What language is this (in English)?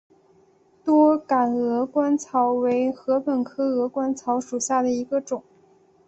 Chinese